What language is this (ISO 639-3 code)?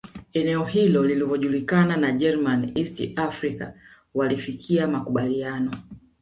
swa